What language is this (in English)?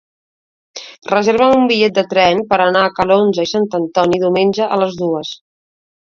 Catalan